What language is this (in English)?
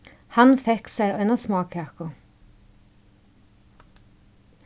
Faroese